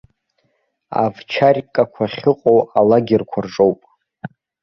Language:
Abkhazian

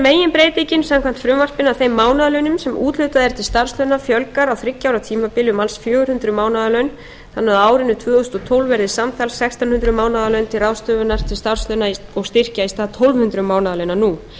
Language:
Icelandic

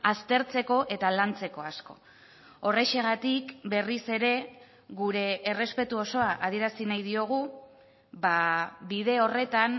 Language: Basque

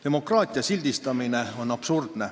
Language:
Estonian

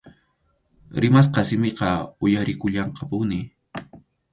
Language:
Arequipa-La Unión Quechua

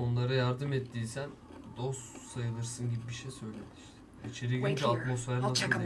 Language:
Turkish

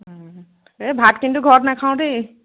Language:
Assamese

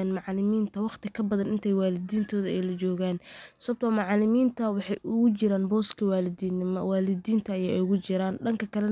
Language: Somali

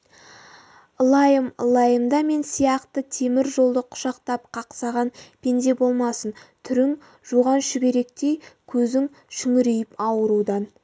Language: Kazakh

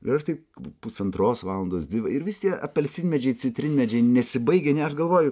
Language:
Lithuanian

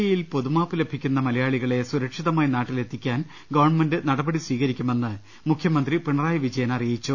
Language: Malayalam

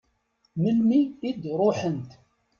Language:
Kabyle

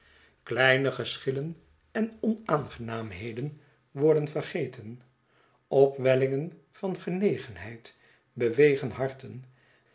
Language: Dutch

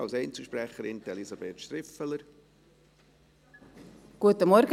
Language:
Swiss German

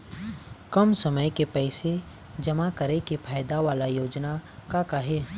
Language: Chhattisgarhi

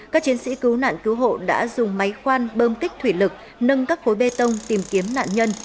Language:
Vietnamese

